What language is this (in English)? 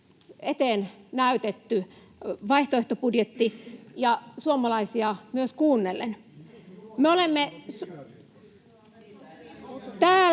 Finnish